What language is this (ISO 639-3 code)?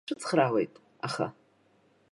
abk